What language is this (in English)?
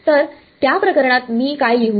Marathi